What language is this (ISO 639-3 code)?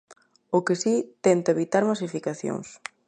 glg